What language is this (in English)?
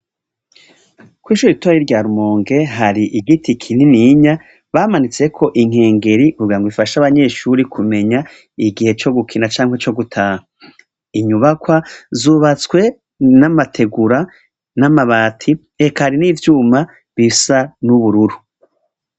Rundi